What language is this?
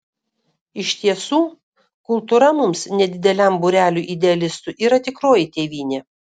Lithuanian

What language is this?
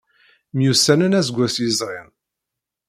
Kabyle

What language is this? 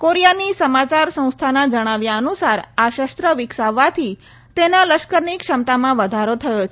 Gujarati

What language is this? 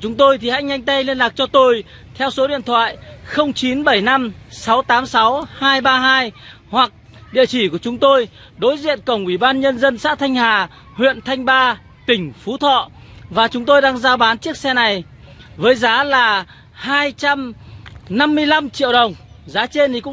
Vietnamese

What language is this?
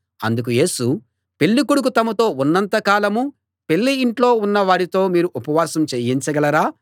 Telugu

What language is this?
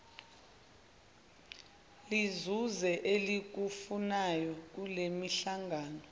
Zulu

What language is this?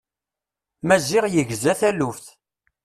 Kabyle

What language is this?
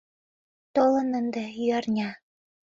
Mari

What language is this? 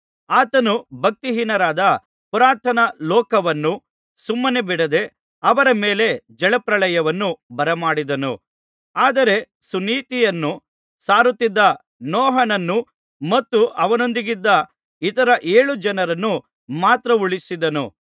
Kannada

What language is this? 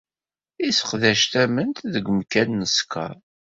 Kabyle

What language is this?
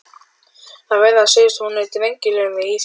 Icelandic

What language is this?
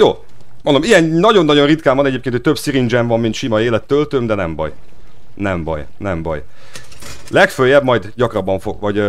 Hungarian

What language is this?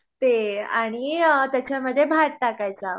Marathi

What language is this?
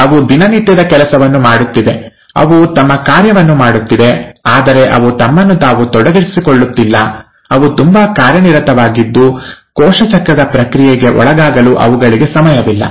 Kannada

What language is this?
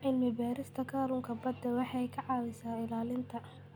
Somali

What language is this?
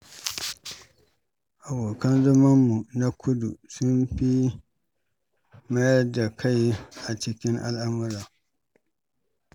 Hausa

